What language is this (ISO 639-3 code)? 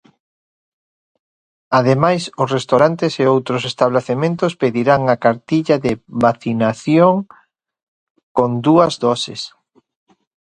glg